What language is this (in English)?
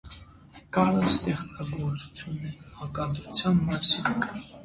Armenian